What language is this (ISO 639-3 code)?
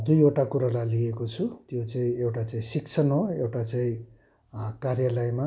nep